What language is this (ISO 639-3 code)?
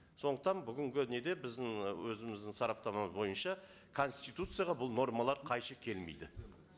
kaz